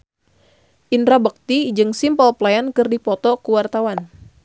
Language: Sundanese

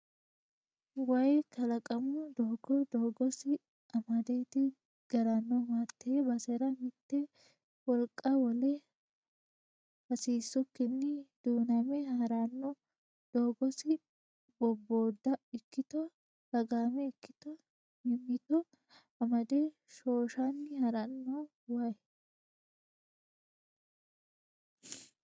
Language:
Sidamo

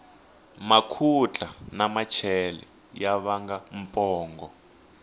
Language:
Tsonga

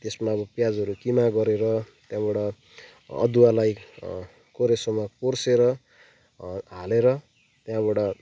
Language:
Nepali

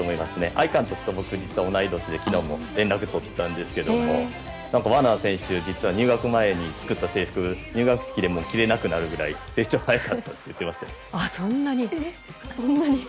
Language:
Japanese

